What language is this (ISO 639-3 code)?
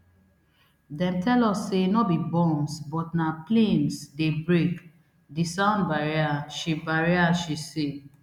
pcm